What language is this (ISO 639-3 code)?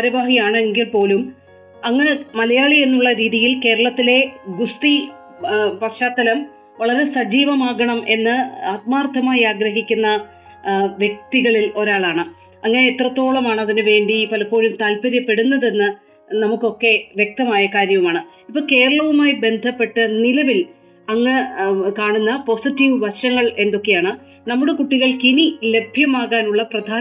mal